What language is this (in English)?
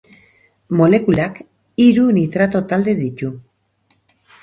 Basque